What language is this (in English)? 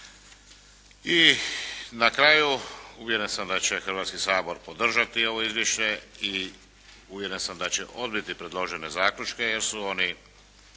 Croatian